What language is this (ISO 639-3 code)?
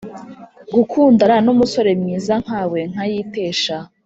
kin